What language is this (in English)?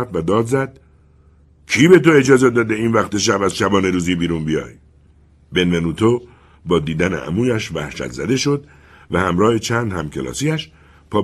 Persian